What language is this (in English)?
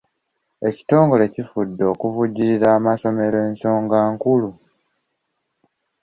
Ganda